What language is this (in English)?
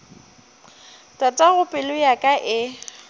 Northern Sotho